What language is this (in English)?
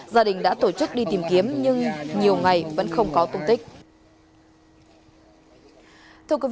Vietnamese